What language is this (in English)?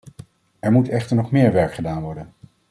Dutch